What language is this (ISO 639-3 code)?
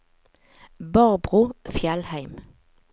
nor